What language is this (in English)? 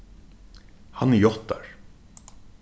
Faroese